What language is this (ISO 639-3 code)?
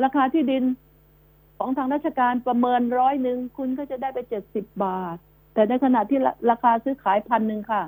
tha